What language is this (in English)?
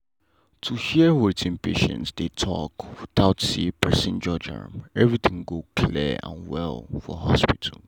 Nigerian Pidgin